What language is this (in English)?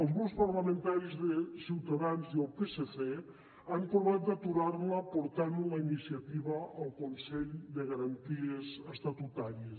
Catalan